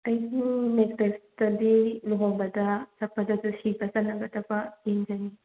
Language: Manipuri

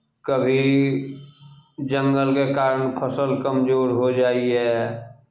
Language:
Maithili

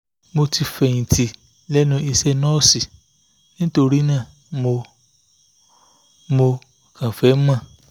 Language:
Yoruba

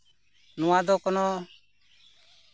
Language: Santali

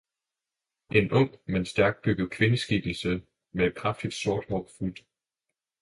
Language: Danish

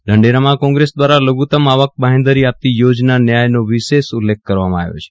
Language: Gujarati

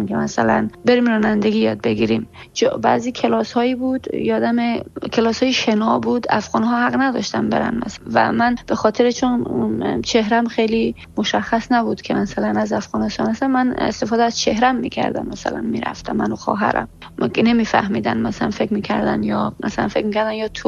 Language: Persian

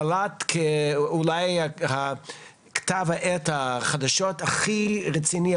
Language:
Hebrew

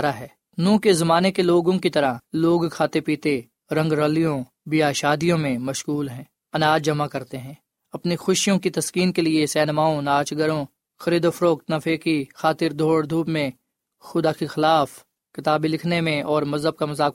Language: Urdu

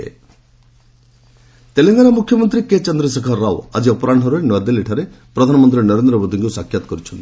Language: Odia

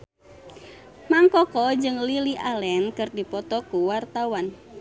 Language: Sundanese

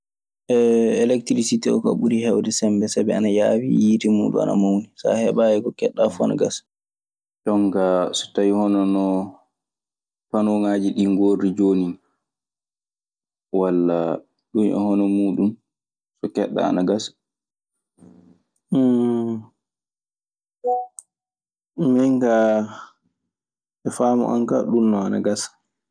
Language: Maasina Fulfulde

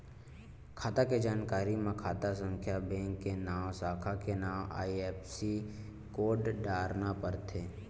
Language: Chhattisgarhi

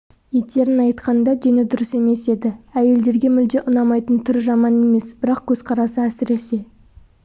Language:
Kazakh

